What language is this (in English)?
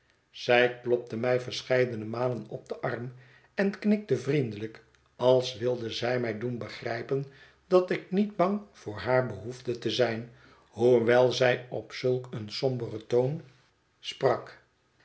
Dutch